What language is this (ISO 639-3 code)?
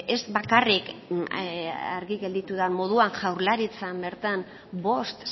eus